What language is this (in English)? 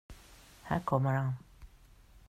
Swedish